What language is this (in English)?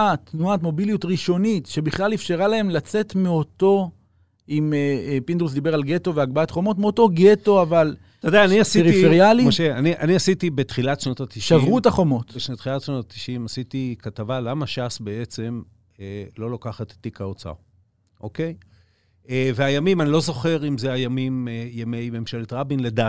Hebrew